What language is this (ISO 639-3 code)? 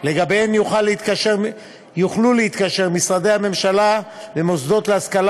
heb